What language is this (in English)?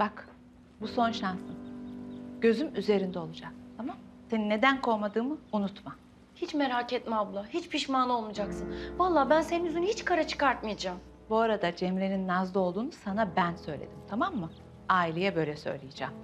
Turkish